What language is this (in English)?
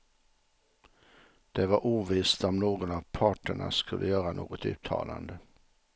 Swedish